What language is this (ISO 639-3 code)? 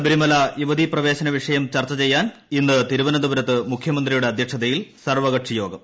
mal